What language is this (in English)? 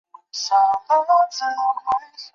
Chinese